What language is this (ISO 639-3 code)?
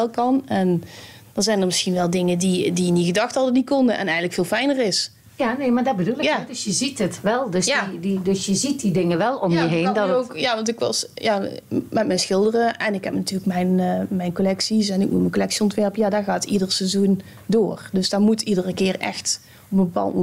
nld